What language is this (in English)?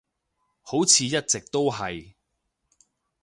Cantonese